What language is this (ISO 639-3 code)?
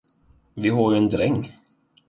swe